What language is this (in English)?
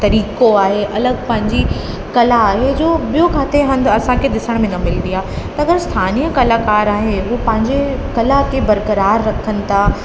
Sindhi